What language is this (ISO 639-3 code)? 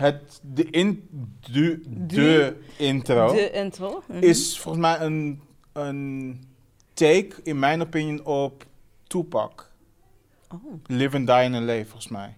nld